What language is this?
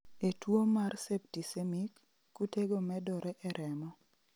Luo (Kenya and Tanzania)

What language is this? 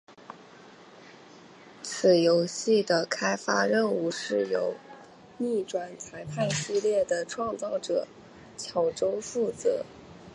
Chinese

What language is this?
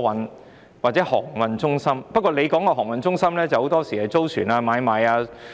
Cantonese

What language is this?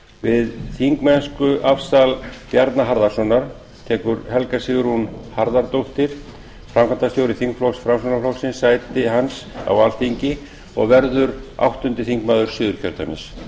Icelandic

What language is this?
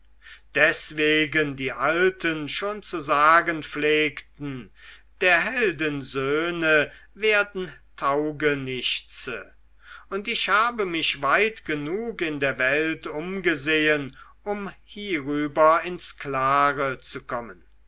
German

